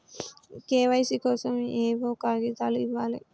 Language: Telugu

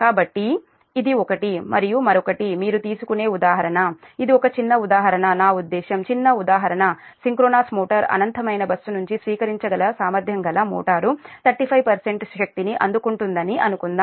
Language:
Telugu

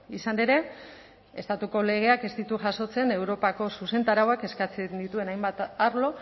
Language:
Basque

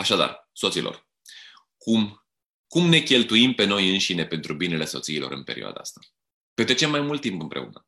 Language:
Romanian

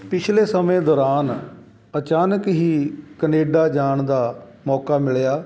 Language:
Punjabi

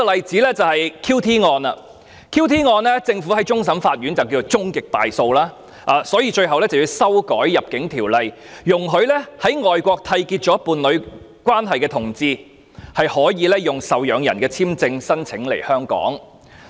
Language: Cantonese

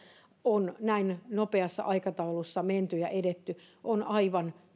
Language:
Finnish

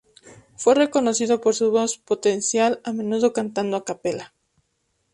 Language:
Spanish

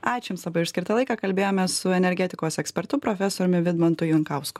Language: Lithuanian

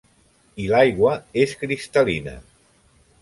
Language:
Catalan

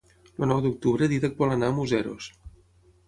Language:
Catalan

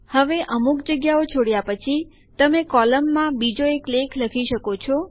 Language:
Gujarati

